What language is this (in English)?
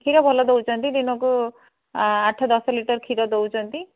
Odia